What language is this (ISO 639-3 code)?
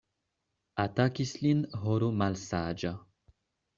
epo